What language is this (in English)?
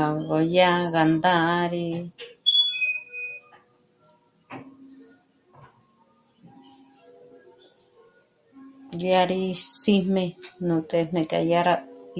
Michoacán Mazahua